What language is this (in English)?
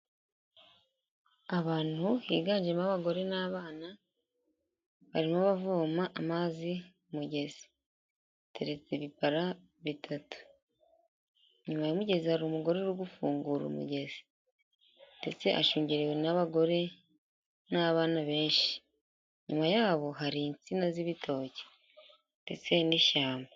Kinyarwanda